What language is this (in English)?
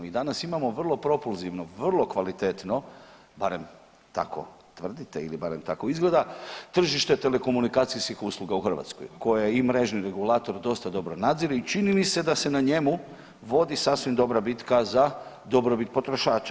Croatian